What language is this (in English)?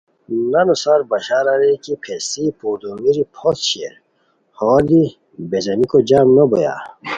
Khowar